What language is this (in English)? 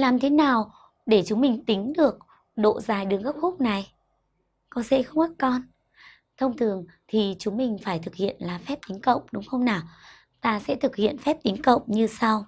Vietnamese